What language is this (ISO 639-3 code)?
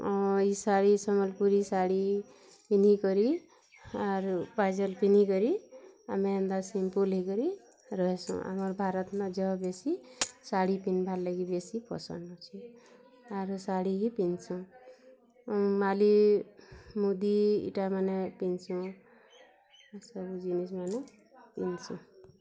ori